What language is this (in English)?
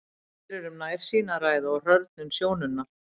Icelandic